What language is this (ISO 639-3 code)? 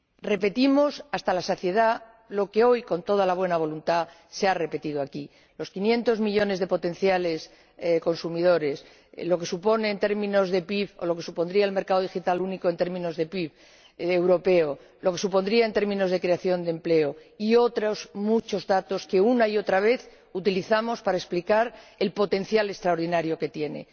spa